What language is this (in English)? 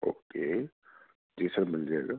Urdu